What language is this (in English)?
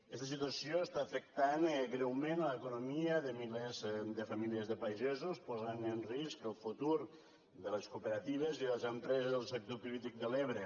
Catalan